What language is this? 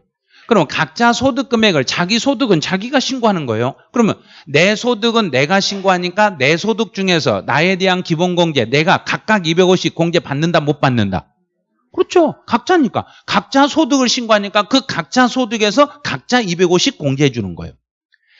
Korean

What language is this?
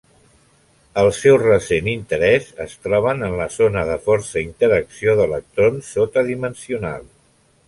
Catalan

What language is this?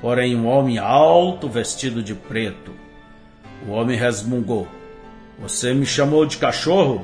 Portuguese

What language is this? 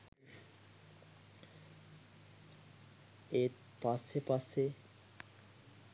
Sinhala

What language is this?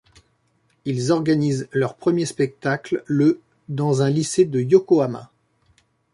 French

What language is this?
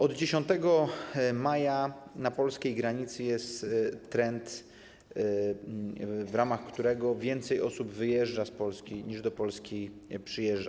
Polish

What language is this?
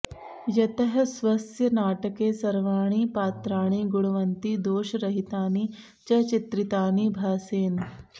Sanskrit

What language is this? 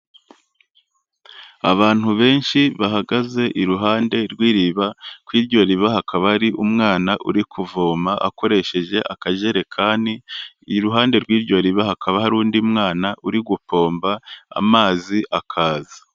Kinyarwanda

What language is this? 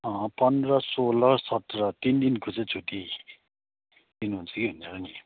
Nepali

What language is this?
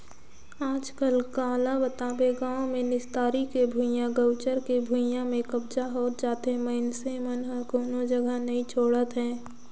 Chhattisgarhi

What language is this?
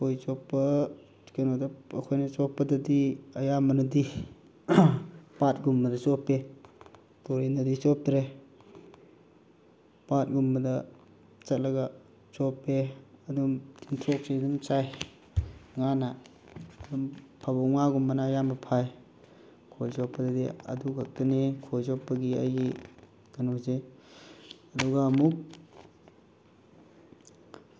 Manipuri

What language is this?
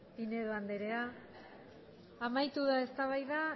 Basque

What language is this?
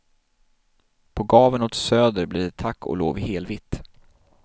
Swedish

